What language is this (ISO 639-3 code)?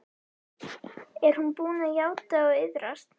isl